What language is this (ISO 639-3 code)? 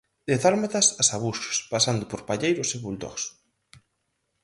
glg